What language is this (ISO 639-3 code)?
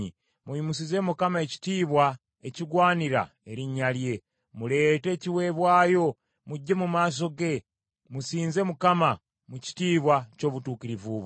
lug